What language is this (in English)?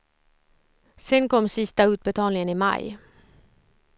Swedish